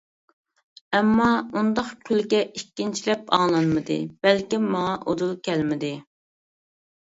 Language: Uyghur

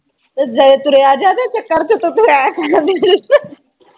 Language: Punjabi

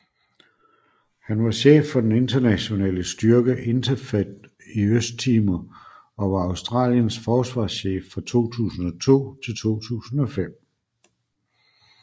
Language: Danish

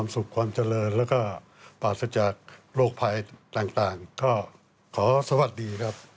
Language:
Thai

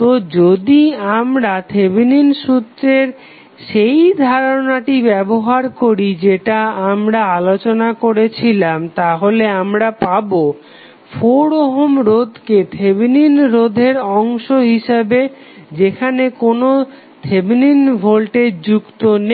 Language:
Bangla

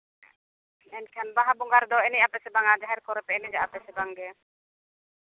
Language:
Santali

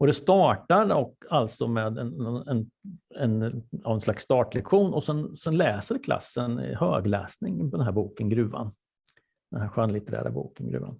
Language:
Swedish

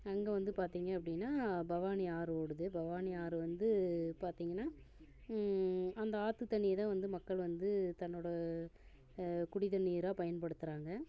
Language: Tamil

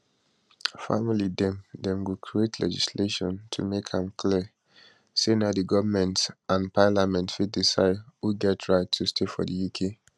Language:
Nigerian Pidgin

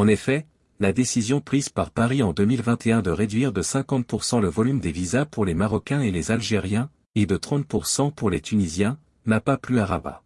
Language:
French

